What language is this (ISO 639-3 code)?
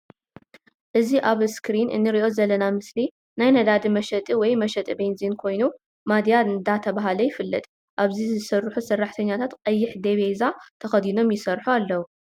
tir